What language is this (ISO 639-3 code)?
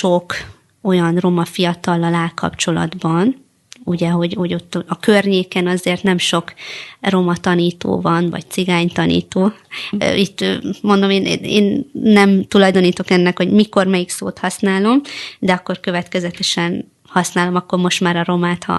hun